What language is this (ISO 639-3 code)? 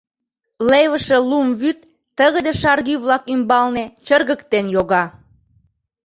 chm